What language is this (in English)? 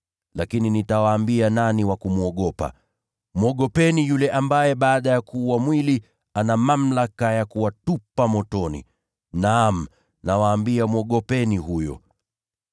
Swahili